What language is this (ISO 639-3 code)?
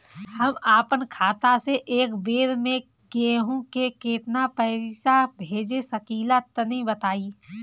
bho